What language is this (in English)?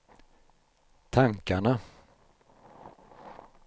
Swedish